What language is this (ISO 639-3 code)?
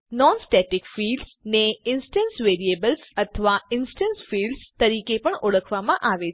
guj